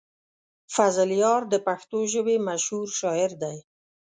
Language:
Pashto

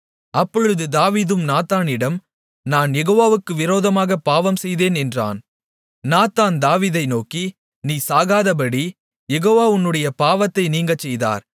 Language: Tamil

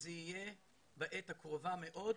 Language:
Hebrew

